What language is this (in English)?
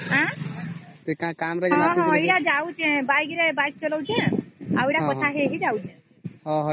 Odia